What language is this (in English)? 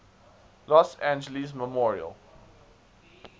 English